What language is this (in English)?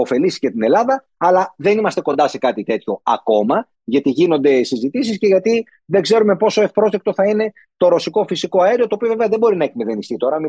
Greek